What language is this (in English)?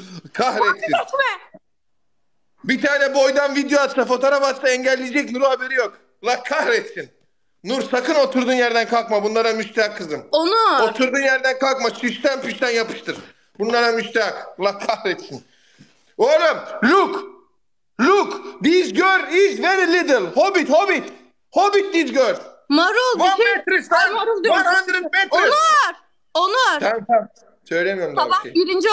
Turkish